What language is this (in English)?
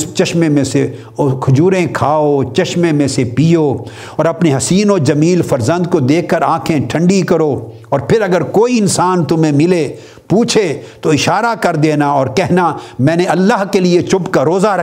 Urdu